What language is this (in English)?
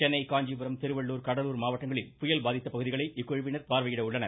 Tamil